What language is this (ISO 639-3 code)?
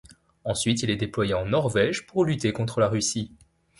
fra